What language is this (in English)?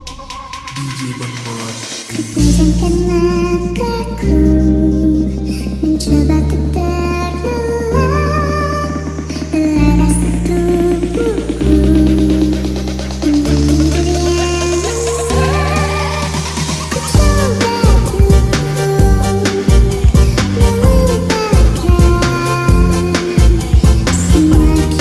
Indonesian